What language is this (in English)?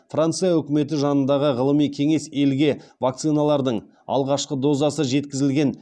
Kazakh